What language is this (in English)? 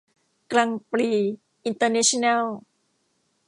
Thai